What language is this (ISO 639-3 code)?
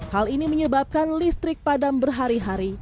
ind